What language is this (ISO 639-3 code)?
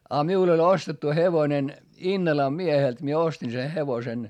fin